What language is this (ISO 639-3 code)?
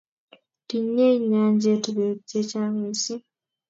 kln